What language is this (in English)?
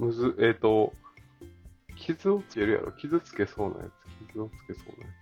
Japanese